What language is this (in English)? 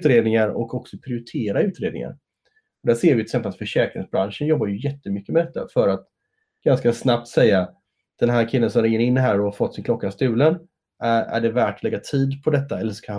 Swedish